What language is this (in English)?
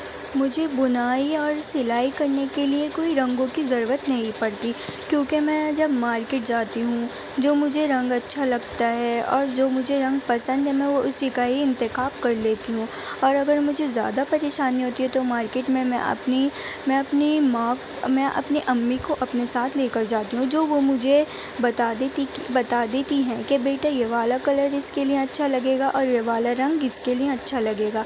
Urdu